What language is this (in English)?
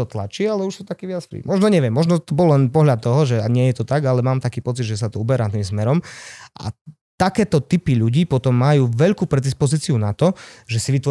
Slovak